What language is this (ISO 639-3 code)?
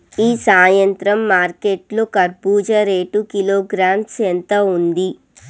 tel